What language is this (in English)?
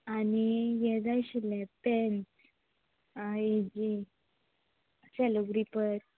Konkani